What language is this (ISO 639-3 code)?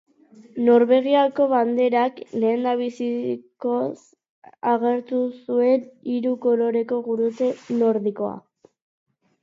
eus